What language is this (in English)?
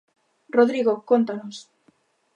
Galician